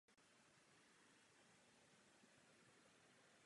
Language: Czech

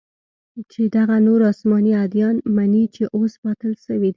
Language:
Pashto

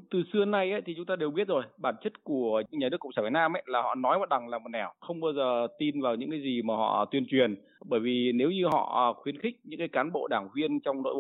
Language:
Vietnamese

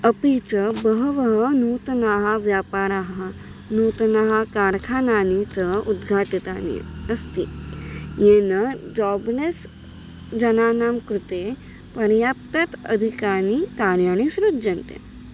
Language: Sanskrit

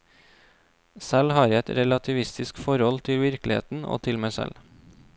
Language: Norwegian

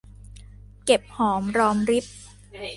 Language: Thai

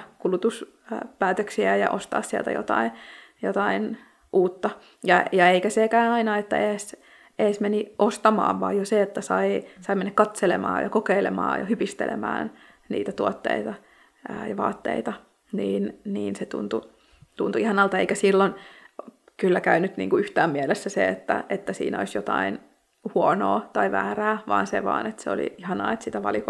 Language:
Finnish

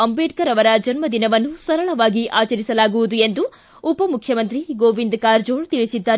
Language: Kannada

